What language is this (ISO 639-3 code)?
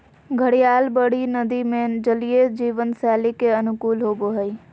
mag